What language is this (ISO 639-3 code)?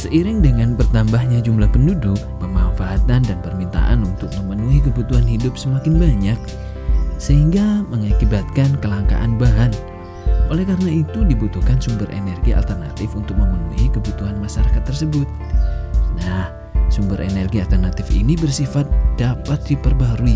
ind